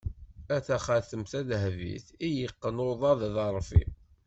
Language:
Kabyle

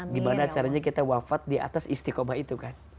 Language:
Indonesian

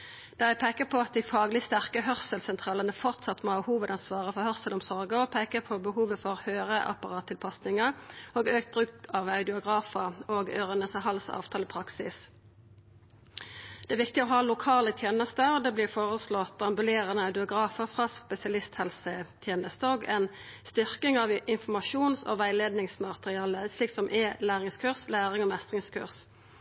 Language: Norwegian Nynorsk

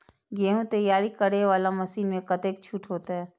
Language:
Maithili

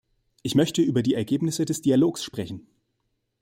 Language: German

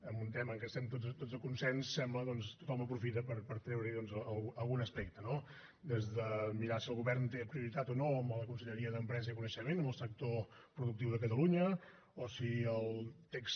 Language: Catalan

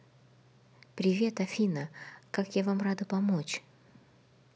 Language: Russian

